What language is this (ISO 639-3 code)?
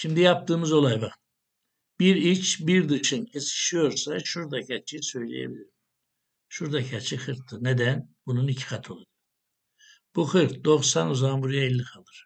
tur